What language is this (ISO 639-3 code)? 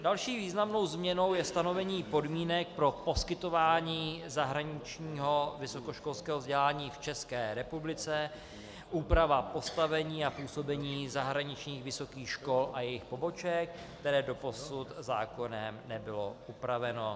ces